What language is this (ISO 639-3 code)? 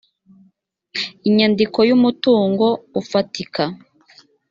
kin